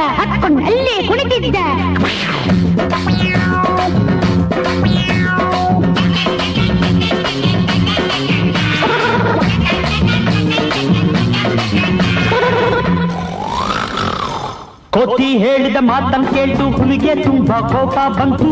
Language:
Kannada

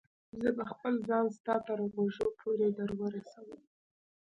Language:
Pashto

